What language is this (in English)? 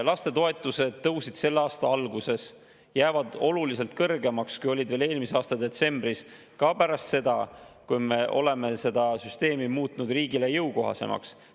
Estonian